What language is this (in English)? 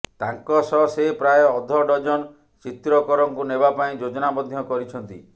Odia